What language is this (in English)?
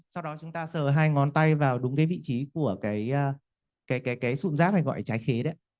Vietnamese